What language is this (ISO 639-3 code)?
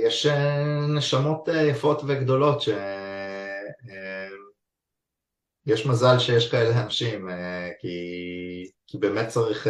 heb